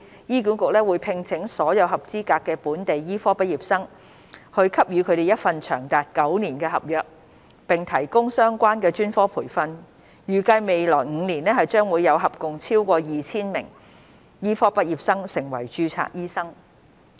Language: Cantonese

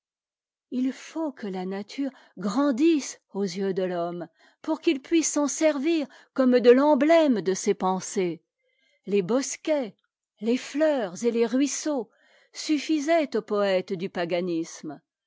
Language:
French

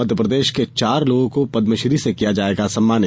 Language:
Hindi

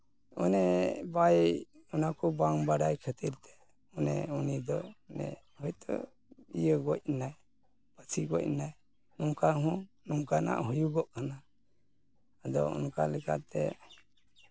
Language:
Santali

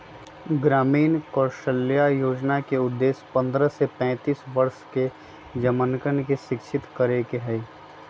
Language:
Magahi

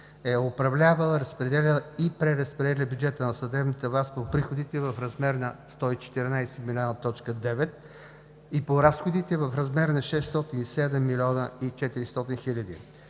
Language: Bulgarian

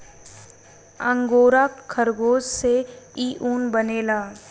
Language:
Bhojpuri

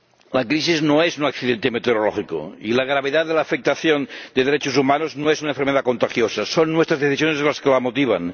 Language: Spanish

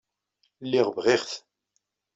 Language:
Kabyle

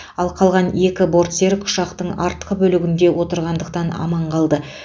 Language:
Kazakh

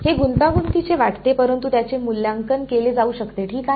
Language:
Marathi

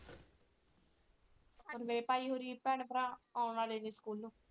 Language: Punjabi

